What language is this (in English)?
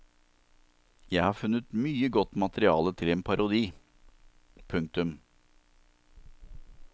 Norwegian